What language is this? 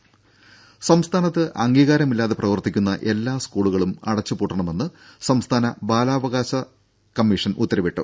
Malayalam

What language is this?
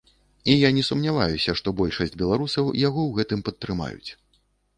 Belarusian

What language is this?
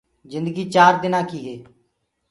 Gurgula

